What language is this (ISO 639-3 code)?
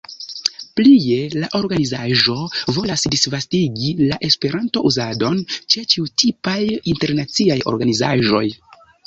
epo